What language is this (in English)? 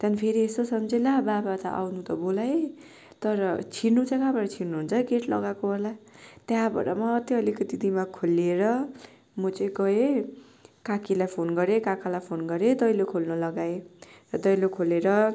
Nepali